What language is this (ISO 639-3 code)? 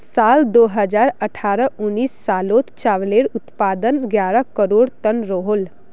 mag